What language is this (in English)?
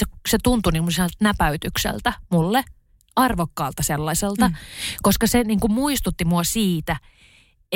Finnish